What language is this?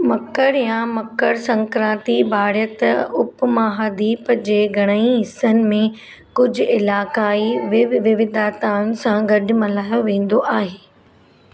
Sindhi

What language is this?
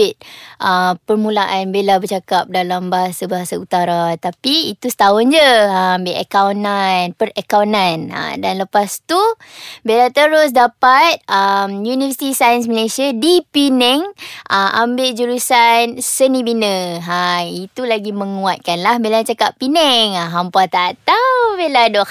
Malay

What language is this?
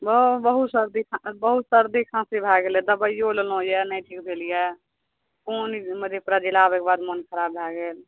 Maithili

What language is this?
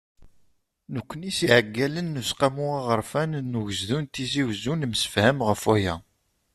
Kabyle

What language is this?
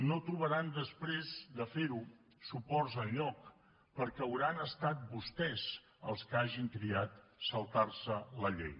Catalan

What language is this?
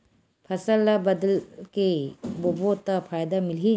Chhattisgarhi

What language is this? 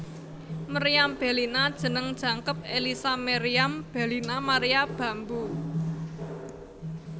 Javanese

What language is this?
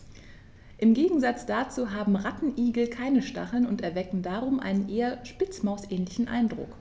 German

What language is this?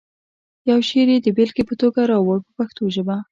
Pashto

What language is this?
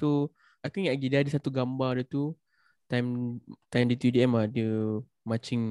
Malay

